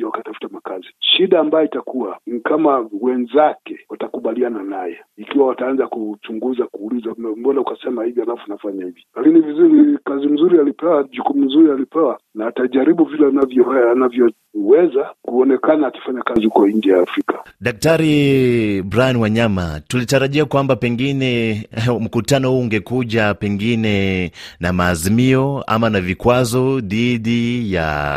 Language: Swahili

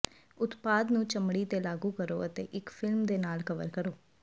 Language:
Punjabi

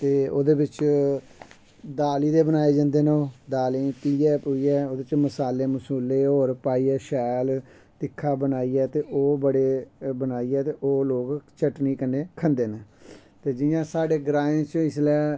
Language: Dogri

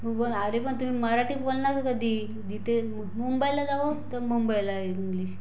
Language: Marathi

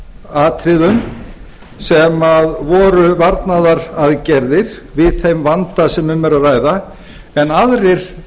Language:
Icelandic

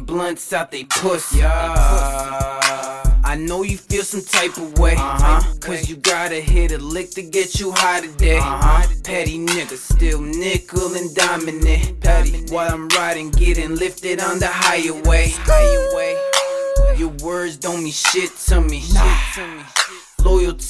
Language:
English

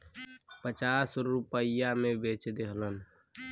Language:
Bhojpuri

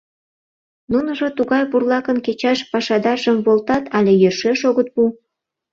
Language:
Mari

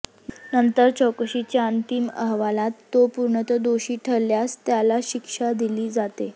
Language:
Marathi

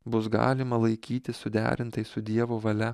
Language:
Lithuanian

